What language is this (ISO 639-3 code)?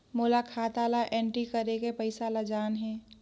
hne